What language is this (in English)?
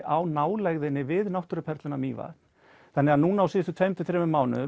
Icelandic